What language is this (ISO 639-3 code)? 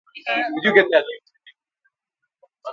ibo